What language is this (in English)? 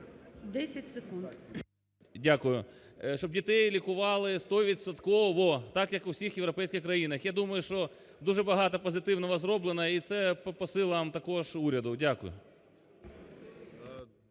Ukrainian